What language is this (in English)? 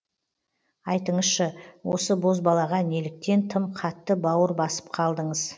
Kazakh